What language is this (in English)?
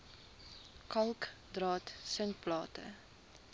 Afrikaans